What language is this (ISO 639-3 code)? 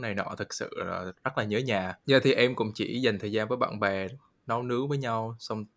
vie